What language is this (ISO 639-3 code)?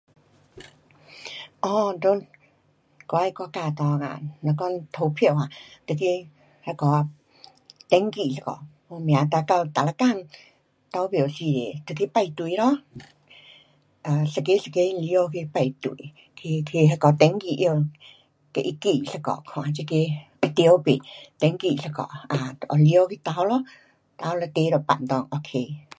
cpx